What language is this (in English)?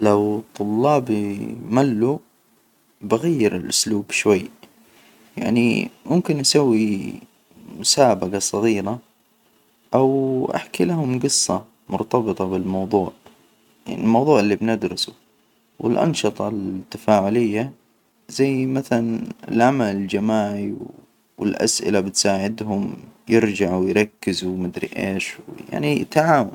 Hijazi Arabic